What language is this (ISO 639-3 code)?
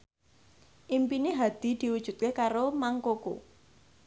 jav